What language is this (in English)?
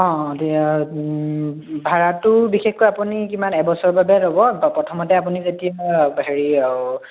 Assamese